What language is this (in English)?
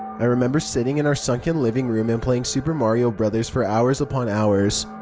English